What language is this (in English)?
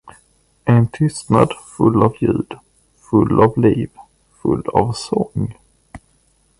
Swedish